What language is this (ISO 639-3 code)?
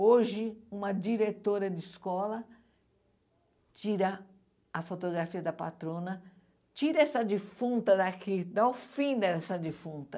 por